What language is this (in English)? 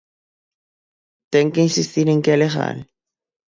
Galician